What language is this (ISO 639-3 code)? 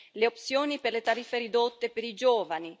ita